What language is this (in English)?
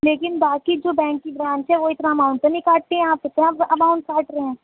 Urdu